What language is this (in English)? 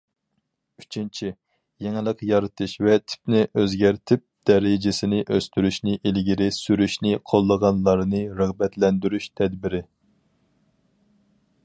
Uyghur